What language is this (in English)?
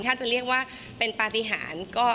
Thai